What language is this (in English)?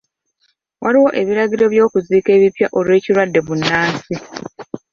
Ganda